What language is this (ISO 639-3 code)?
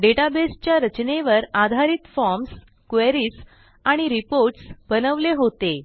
mar